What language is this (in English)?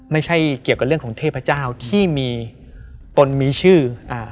Thai